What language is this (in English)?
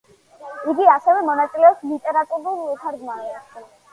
Georgian